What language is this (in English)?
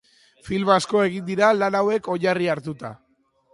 Basque